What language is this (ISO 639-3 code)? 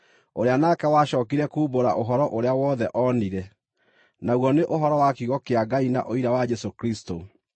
kik